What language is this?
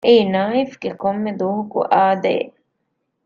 Divehi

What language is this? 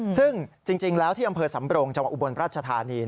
Thai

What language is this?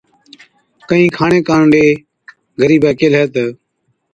Od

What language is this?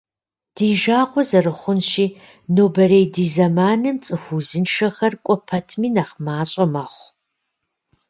Kabardian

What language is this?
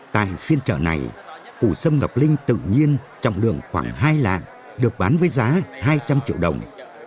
Vietnamese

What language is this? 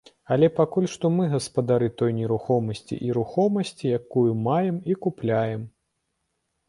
Belarusian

